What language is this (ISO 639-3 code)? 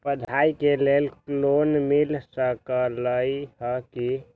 mag